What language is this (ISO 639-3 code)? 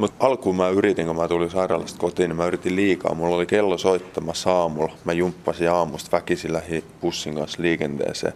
fin